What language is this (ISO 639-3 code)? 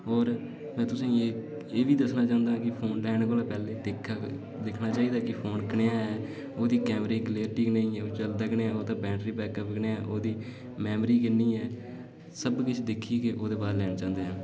doi